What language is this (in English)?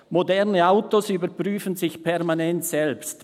Swiss German